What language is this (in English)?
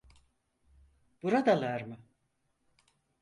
Turkish